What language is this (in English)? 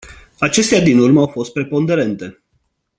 Romanian